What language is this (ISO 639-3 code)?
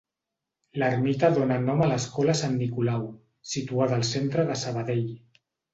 cat